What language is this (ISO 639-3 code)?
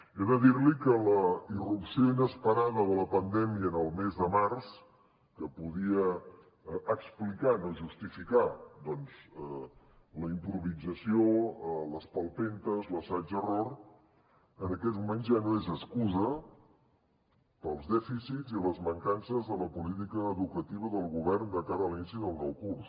cat